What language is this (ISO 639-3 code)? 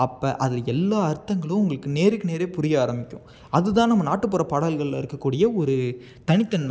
tam